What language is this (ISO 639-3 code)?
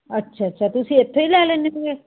pan